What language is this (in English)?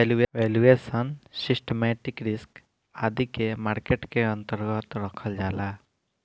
Bhojpuri